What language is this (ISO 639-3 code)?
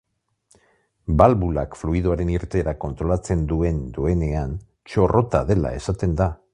eus